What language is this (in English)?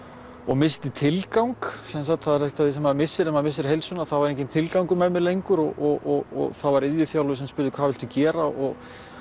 Icelandic